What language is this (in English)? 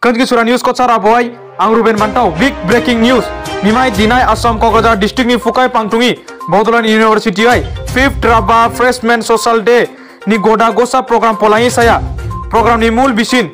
Indonesian